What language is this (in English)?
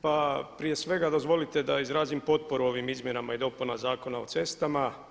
Croatian